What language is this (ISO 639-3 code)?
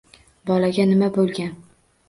uzb